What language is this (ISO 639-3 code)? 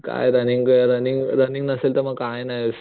mar